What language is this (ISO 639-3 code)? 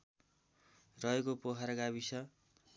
nep